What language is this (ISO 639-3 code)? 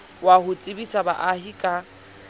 sot